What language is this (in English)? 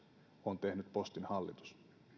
Finnish